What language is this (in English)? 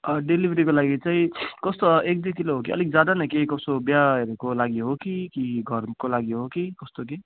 Nepali